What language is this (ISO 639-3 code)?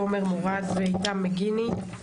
heb